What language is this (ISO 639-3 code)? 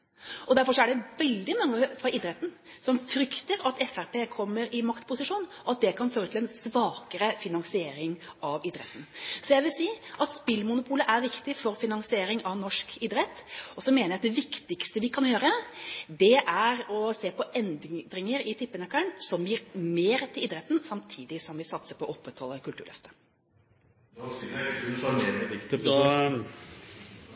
nob